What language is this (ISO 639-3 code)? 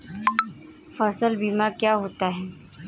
hin